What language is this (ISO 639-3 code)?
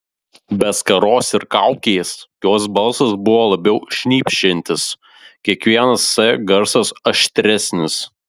lit